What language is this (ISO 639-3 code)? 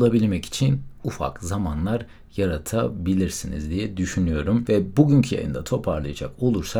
tur